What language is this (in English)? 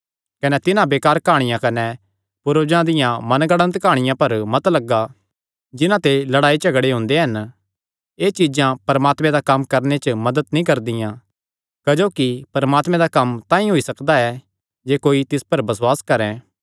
Kangri